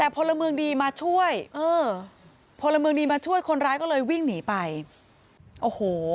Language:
Thai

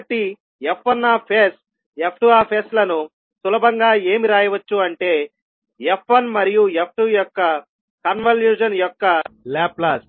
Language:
Telugu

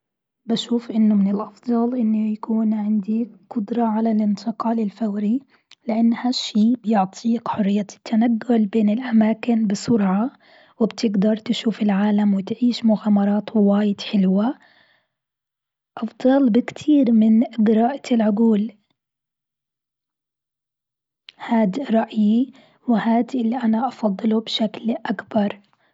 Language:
Gulf Arabic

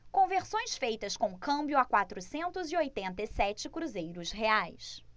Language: Portuguese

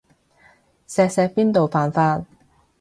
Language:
Cantonese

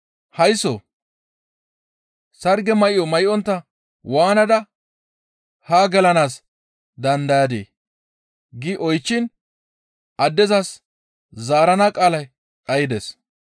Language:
Gamo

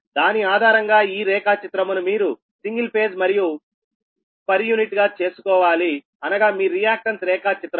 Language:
Telugu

